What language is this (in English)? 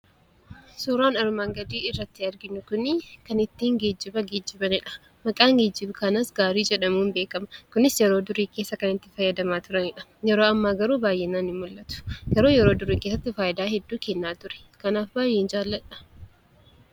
Oromo